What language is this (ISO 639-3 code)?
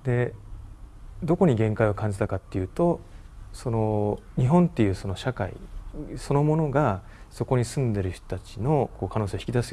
jpn